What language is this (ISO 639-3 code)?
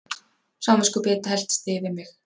isl